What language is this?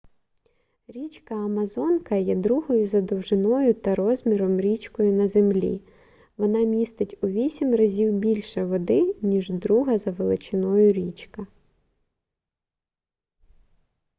Ukrainian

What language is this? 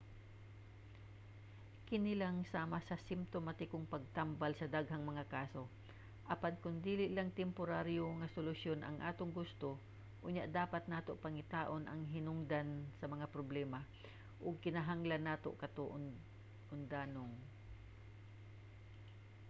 Cebuano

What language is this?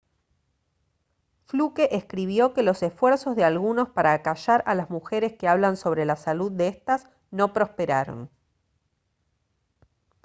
Spanish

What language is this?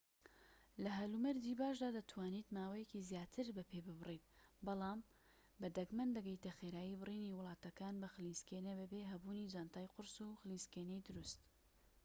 Central Kurdish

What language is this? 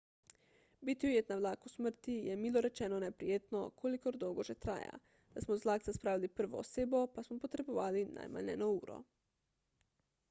Slovenian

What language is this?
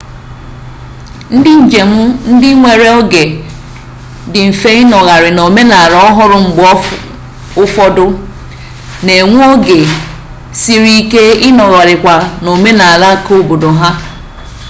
Igbo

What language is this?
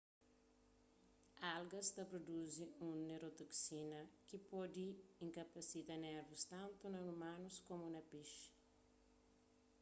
Kabuverdianu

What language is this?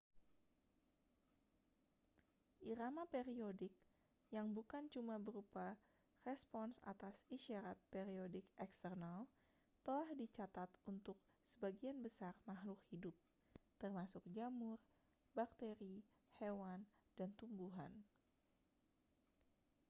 Indonesian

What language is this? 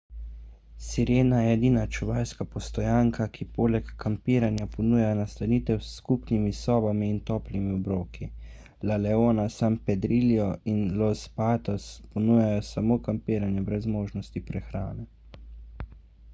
Slovenian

